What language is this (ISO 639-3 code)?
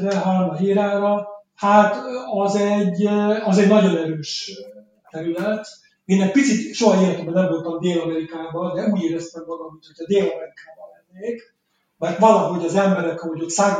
hun